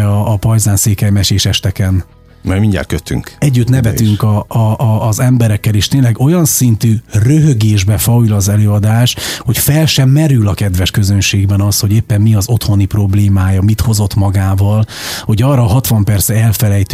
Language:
Hungarian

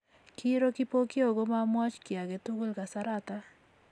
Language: Kalenjin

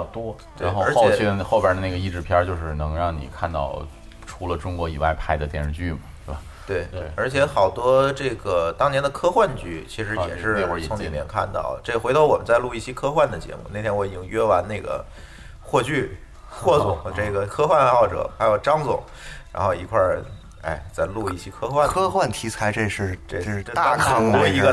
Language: Chinese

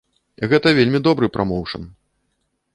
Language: Belarusian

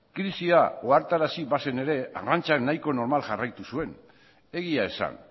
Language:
Basque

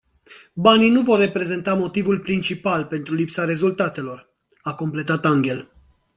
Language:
Romanian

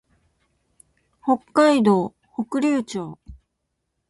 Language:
Japanese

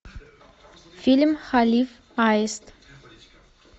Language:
Russian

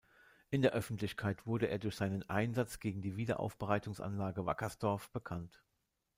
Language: German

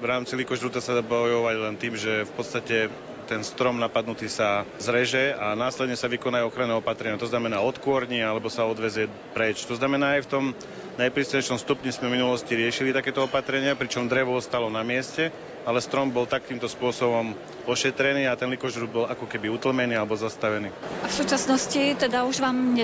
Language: Slovak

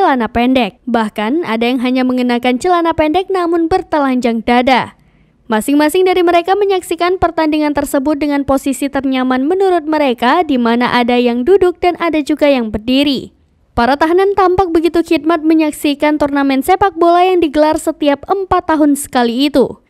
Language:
Indonesian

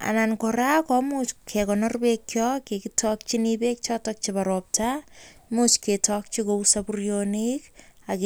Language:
Kalenjin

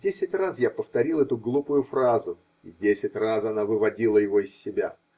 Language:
Russian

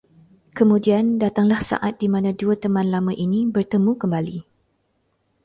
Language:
Malay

